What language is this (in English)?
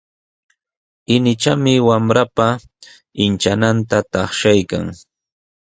Sihuas Ancash Quechua